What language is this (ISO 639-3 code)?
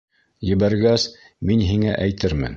bak